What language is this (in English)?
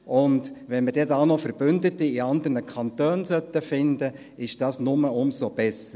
Swiss German